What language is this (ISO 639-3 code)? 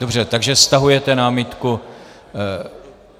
ces